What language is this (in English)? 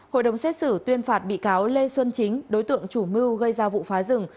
Vietnamese